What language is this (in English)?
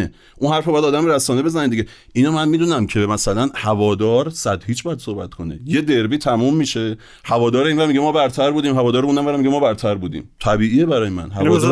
Persian